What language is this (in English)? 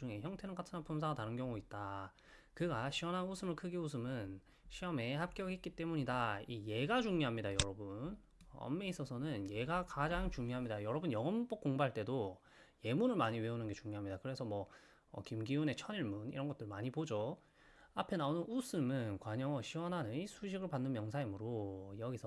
Korean